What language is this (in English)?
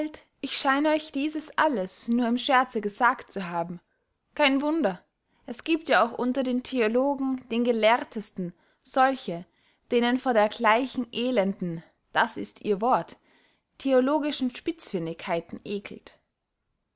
German